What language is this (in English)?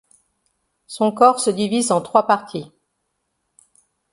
French